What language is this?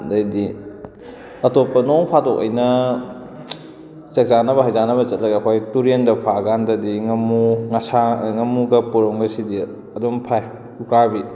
Manipuri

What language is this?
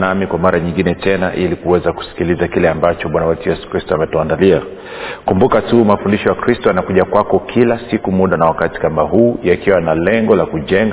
Swahili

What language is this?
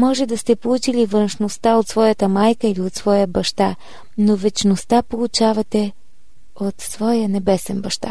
Bulgarian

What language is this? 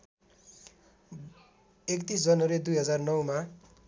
Nepali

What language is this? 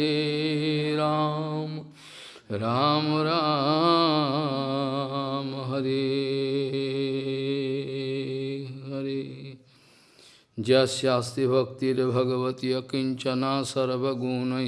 Russian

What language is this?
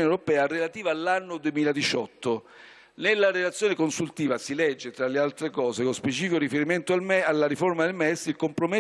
Italian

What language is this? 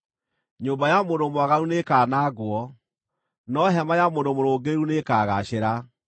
Kikuyu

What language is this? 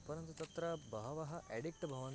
Sanskrit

